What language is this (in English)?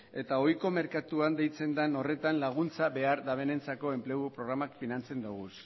Basque